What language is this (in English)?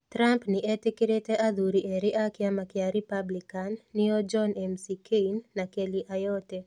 Kikuyu